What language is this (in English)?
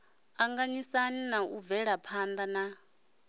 Venda